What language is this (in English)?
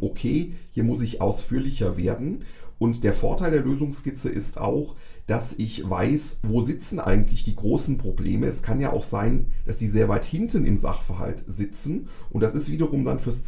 German